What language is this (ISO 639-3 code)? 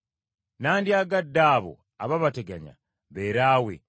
lug